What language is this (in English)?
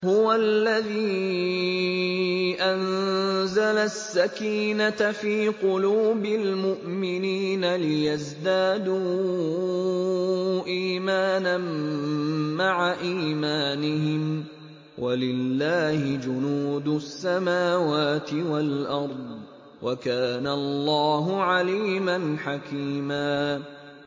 Arabic